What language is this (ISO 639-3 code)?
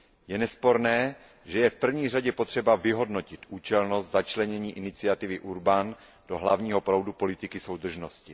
ces